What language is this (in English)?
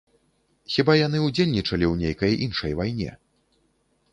Belarusian